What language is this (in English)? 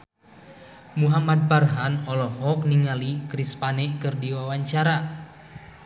Sundanese